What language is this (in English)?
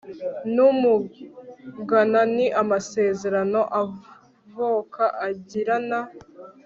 Kinyarwanda